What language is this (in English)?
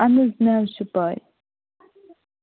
Kashmiri